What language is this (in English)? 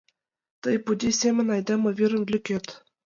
Mari